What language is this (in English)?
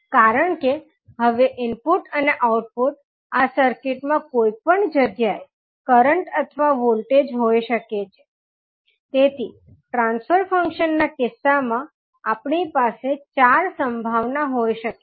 Gujarati